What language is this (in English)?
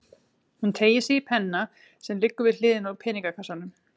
Icelandic